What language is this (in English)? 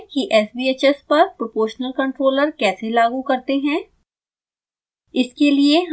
Hindi